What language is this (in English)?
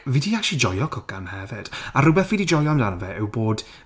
Welsh